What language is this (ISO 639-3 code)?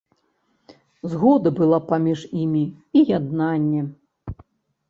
bel